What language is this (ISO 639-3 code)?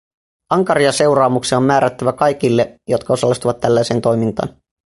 fin